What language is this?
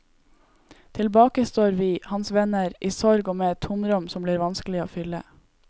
Norwegian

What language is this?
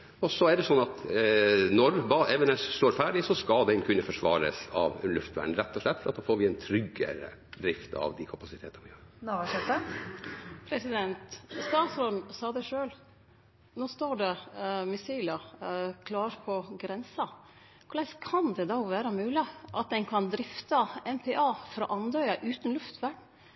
Norwegian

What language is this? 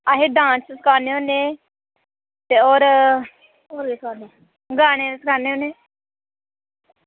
Dogri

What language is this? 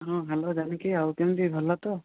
Odia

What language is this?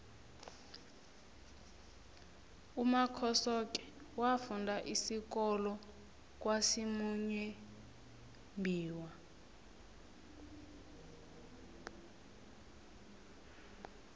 South Ndebele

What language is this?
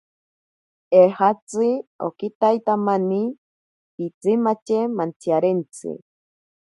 Ashéninka Perené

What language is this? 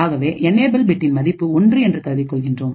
Tamil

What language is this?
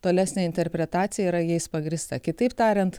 Lithuanian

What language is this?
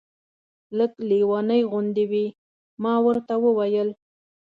Pashto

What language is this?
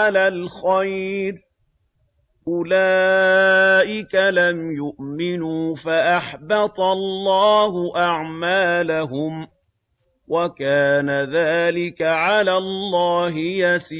Arabic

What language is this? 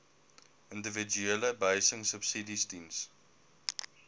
Afrikaans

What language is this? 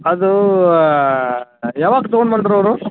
Kannada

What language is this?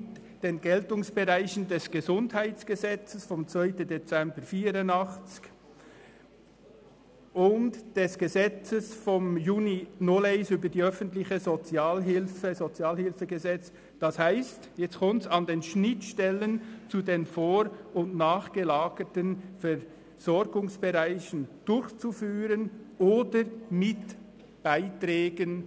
Swiss German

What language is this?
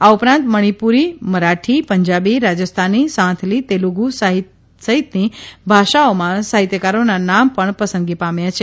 Gujarati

